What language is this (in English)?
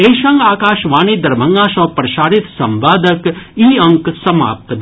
Maithili